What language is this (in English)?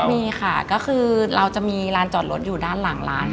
Thai